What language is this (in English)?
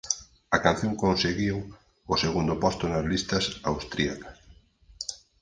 Galician